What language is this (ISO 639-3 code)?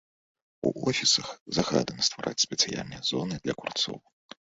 bel